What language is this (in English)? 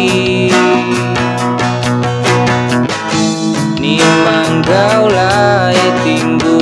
Indonesian